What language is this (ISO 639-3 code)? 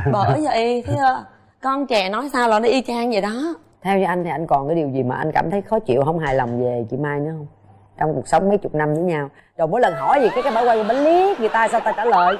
vie